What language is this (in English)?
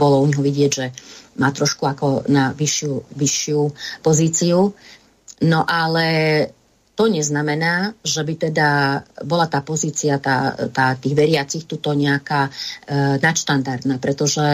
Slovak